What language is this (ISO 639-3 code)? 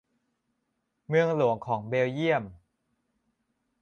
tha